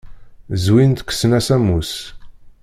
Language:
Kabyle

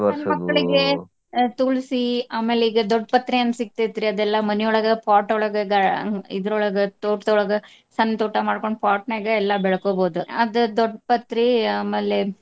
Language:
Kannada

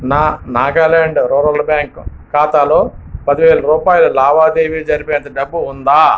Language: Telugu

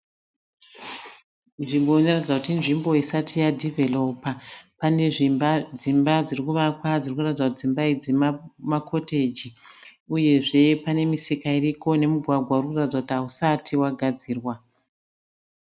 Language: Shona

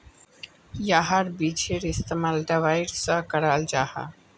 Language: Magahi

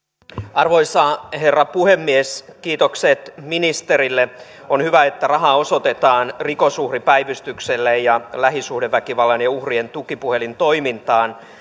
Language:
Finnish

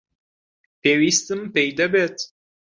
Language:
Central Kurdish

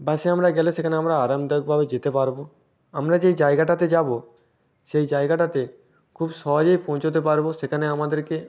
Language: Bangla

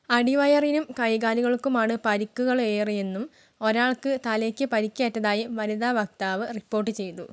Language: Malayalam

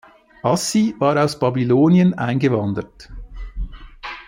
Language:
German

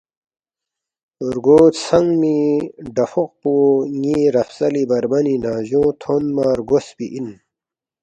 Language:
Balti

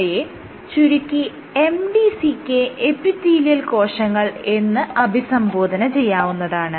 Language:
Malayalam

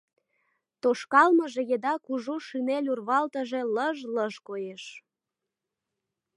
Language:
Mari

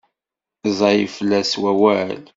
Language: Kabyle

